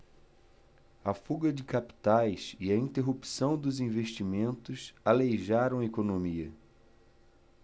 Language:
Portuguese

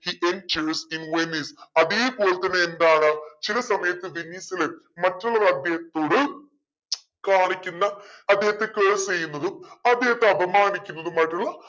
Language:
Malayalam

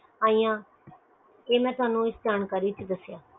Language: Punjabi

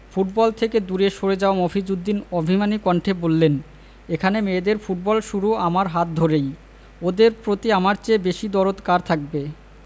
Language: Bangla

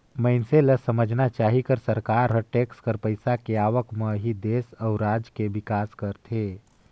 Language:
Chhattisgarhi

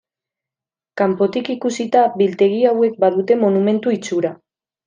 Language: Basque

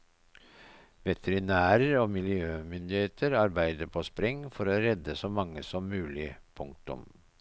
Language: Norwegian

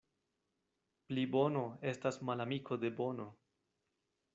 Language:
Esperanto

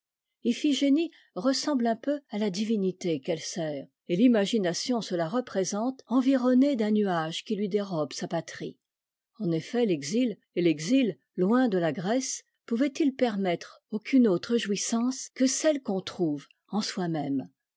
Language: French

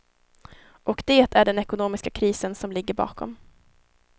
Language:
Swedish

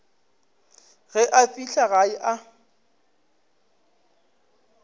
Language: Northern Sotho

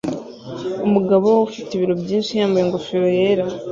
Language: Kinyarwanda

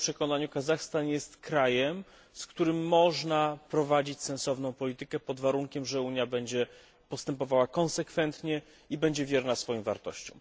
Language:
Polish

